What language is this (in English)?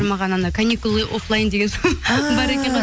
Kazakh